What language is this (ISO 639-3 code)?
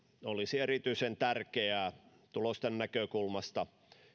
fin